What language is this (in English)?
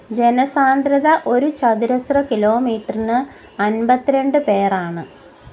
Malayalam